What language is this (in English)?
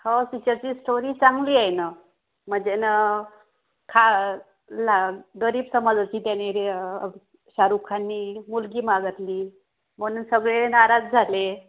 Marathi